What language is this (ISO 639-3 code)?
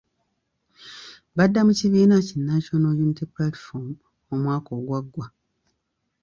lug